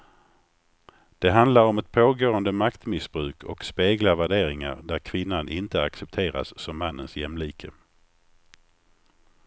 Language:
Swedish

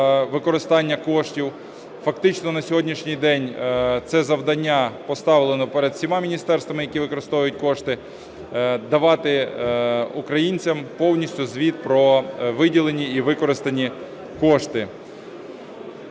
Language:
Ukrainian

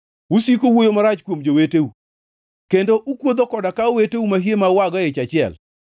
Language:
Luo (Kenya and Tanzania)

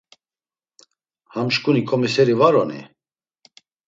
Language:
Laz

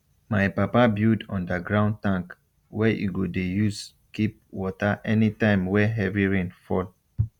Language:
Nigerian Pidgin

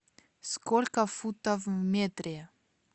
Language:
Russian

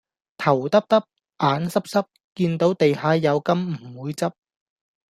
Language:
Cantonese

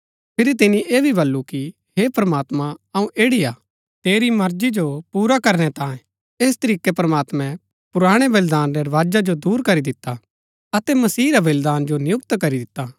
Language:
Gaddi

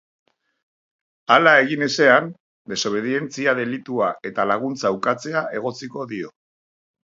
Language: Basque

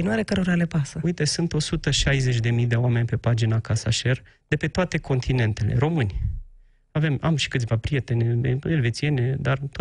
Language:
Romanian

